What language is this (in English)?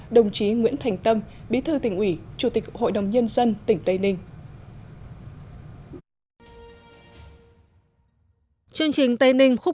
Vietnamese